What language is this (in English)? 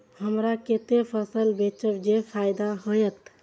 Maithili